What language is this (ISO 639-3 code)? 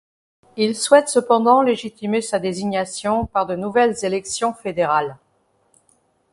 fra